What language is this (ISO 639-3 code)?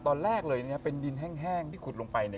tha